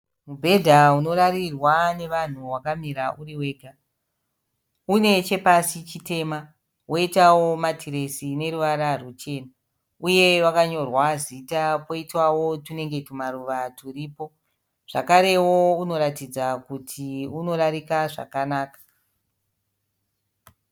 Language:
Shona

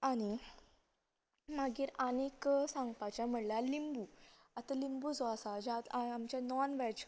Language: Konkani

